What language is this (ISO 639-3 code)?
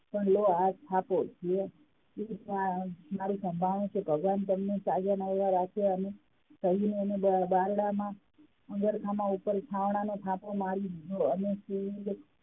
guj